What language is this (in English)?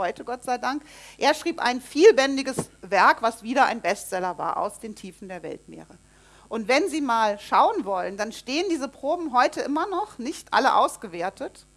German